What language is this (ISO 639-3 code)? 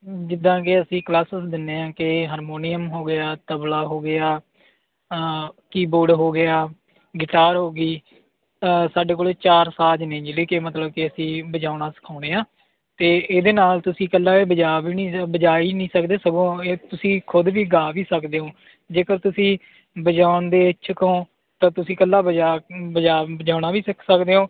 pan